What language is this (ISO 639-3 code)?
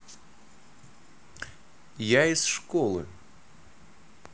rus